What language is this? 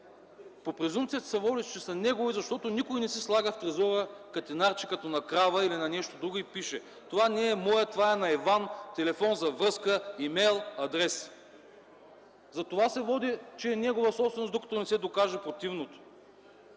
Bulgarian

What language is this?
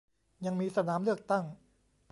Thai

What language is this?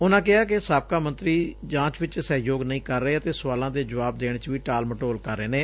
Punjabi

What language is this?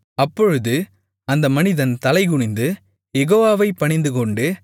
Tamil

